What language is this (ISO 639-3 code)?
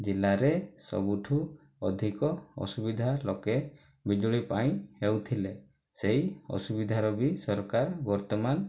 ori